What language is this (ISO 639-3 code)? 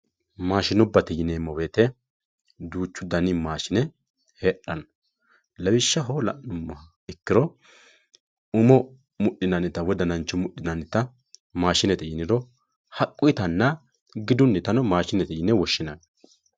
sid